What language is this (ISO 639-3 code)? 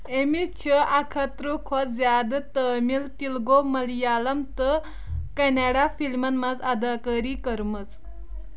kas